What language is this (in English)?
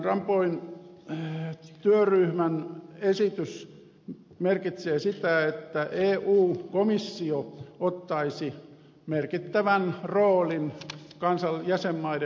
Finnish